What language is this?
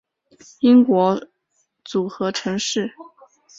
Chinese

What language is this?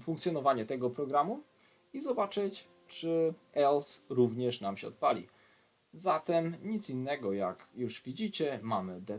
Polish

